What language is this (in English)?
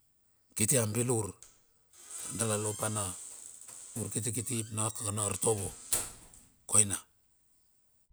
Bilur